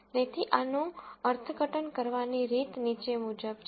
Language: Gujarati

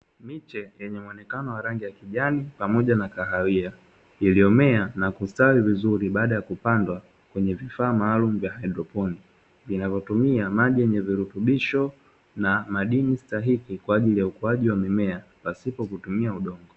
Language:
Swahili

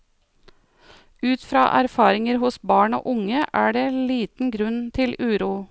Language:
Norwegian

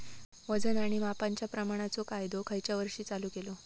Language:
Marathi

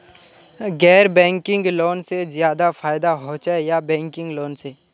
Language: Magahi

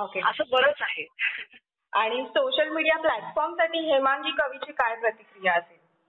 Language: Marathi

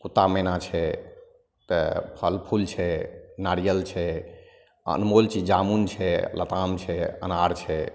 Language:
Maithili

